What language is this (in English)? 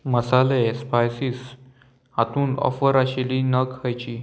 Konkani